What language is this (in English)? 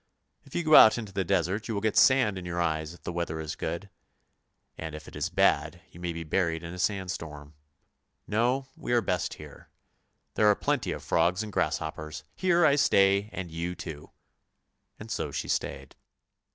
English